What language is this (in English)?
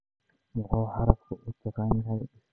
Somali